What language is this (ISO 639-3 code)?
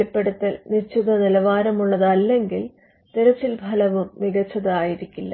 mal